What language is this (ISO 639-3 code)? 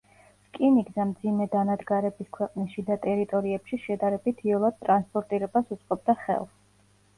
kat